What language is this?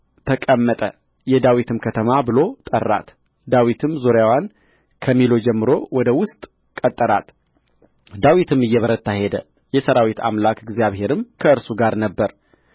Amharic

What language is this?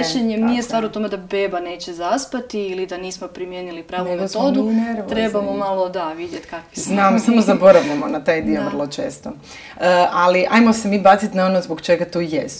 Croatian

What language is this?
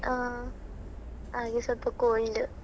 Kannada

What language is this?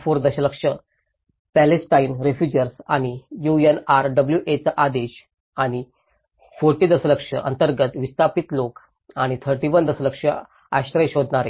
Marathi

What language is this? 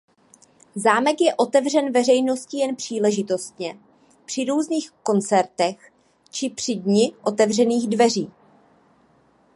Czech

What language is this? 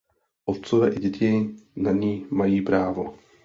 Czech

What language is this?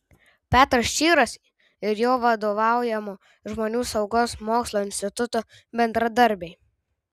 Lithuanian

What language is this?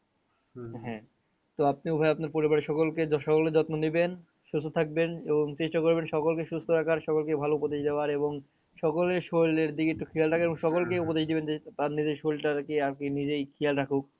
Bangla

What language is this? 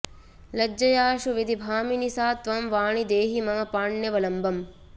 Sanskrit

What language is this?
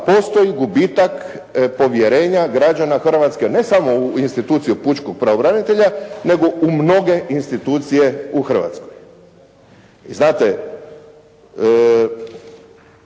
Croatian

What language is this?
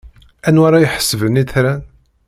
Kabyle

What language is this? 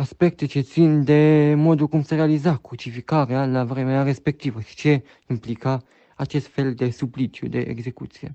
Romanian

